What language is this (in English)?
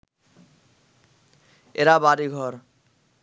Bangla